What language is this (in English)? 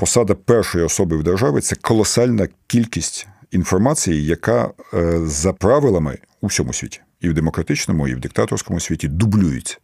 Ukrainian